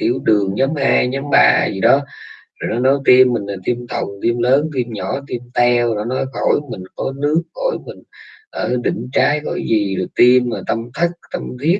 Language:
Vietnamese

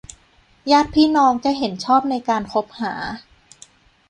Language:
Thai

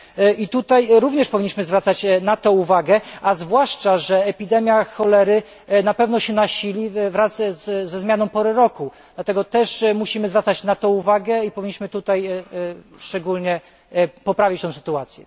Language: Polish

